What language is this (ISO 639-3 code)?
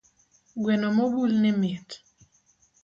luo